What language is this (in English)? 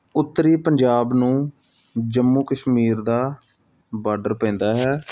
Punjabi